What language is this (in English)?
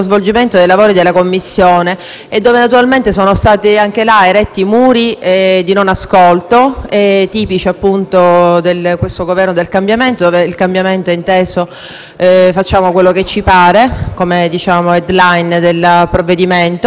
Italian